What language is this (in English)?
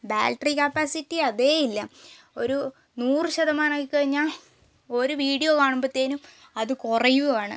Malayalam